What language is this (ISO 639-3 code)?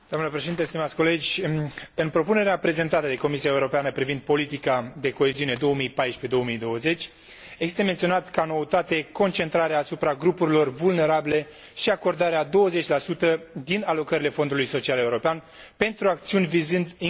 ron